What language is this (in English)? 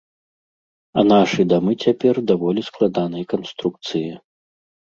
Belarusian